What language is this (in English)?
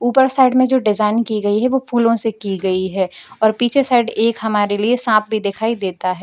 Hindi